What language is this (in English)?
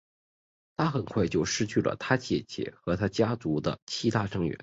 Chinese